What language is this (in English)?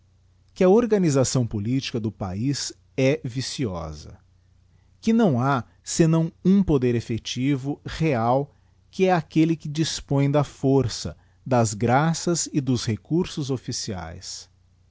Portuguese